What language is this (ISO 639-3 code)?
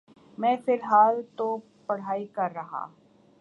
urd